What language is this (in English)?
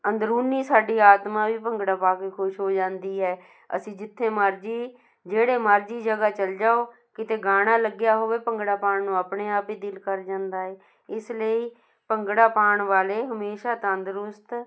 Punjabi